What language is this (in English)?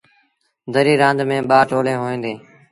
Sindhi Bhil